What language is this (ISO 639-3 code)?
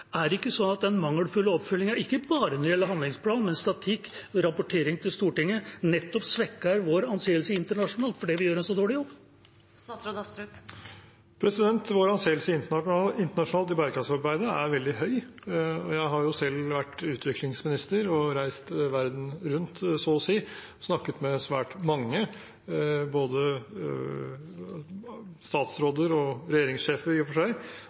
nob